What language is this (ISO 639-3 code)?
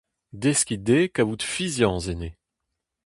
bre